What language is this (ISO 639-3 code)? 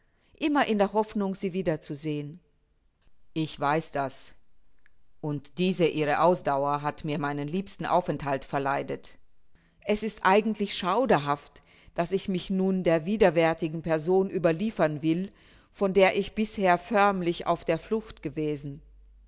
deu